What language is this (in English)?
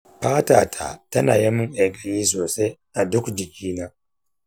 Hausa